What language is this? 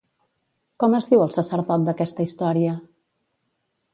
Catalan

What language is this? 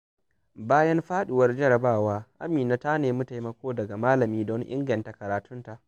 Hausa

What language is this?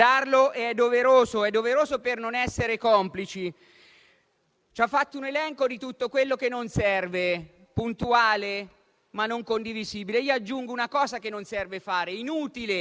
Italian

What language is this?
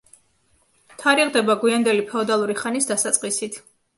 Georgian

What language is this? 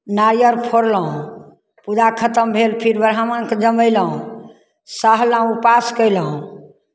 Maithili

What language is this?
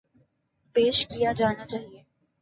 Urdu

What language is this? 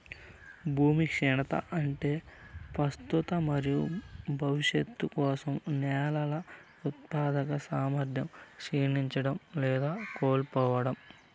Telugu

